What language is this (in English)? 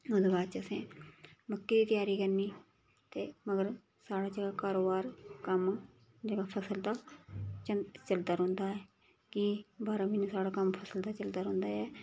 Dogri